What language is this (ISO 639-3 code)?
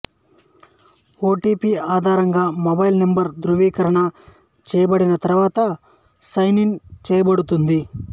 tel